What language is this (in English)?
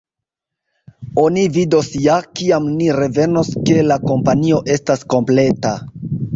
Esperanto